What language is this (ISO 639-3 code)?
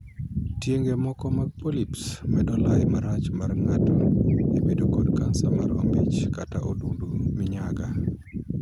luo